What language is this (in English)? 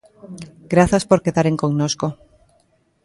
Galician